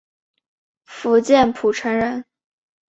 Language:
Chinese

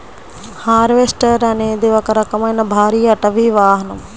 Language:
Telugu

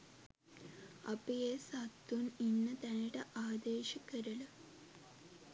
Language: Sinhala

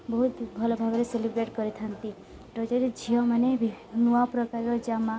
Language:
Odia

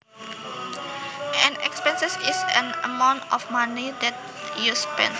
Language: Javanese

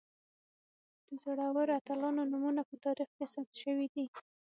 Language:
Pashto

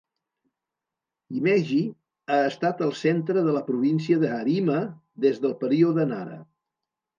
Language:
Catalan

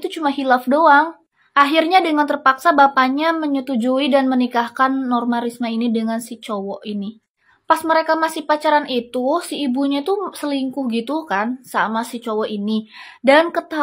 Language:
Indonesian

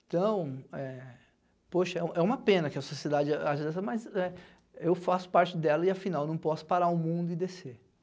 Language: Portuguese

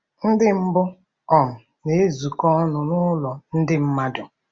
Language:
Igbo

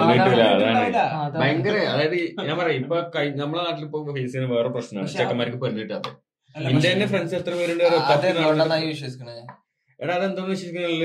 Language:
Malayalam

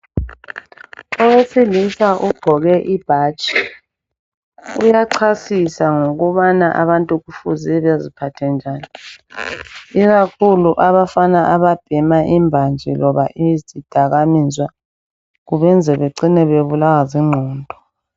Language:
North Ndebele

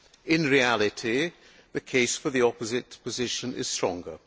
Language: English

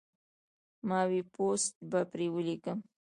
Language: Pashto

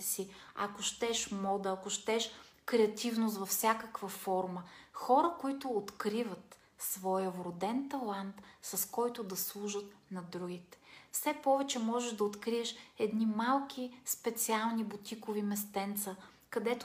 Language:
Bulgarian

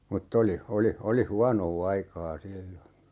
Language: Finnish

